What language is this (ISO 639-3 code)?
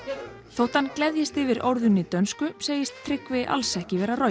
isl